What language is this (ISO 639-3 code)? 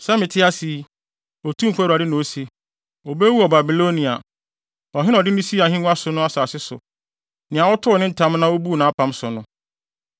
aka